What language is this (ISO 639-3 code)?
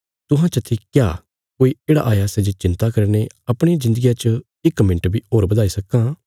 kfs